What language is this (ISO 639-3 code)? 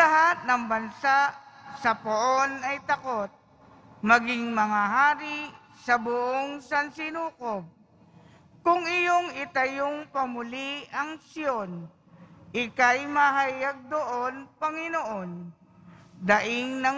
fil